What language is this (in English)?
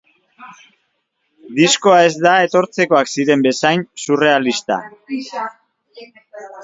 Basque